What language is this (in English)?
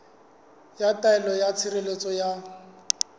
Southern Sotho